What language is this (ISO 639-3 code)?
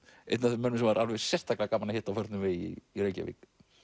isl